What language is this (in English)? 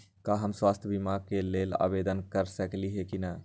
Magahi